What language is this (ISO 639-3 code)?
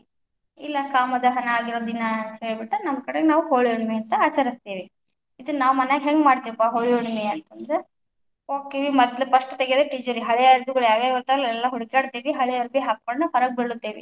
kan